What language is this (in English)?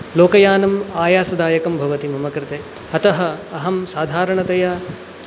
Sanskrit